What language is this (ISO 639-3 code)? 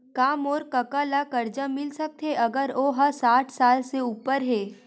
hne